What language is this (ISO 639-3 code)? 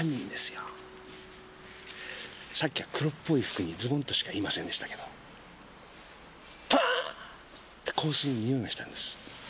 jpn